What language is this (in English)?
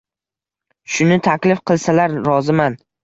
Uzbek